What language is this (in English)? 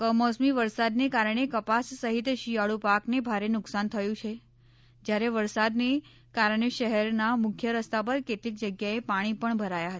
Gujarati